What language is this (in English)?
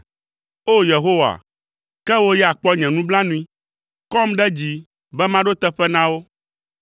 Ewe